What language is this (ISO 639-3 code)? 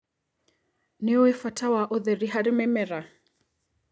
kik